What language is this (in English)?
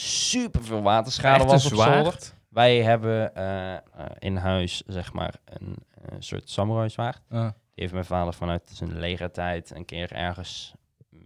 Dutch